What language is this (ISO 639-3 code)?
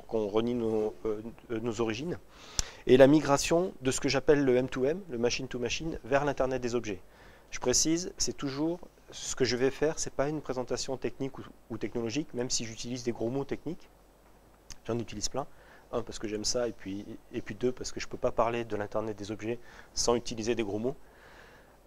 fra